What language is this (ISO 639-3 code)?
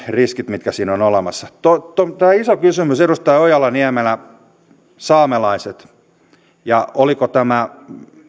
fin